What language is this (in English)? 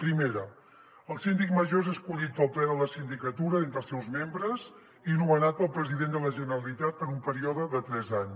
Catalan